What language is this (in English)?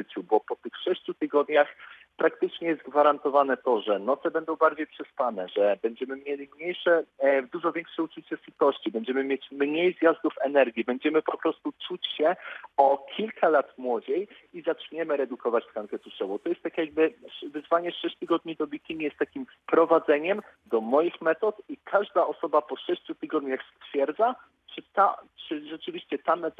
Polish